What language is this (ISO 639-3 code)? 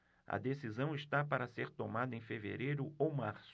por